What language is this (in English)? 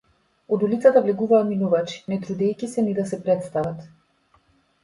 Macedonian